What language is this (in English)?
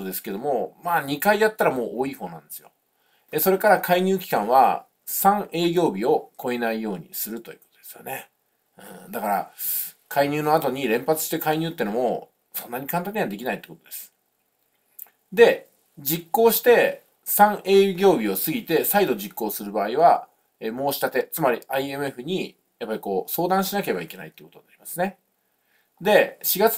Japanese